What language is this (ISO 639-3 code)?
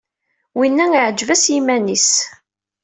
kab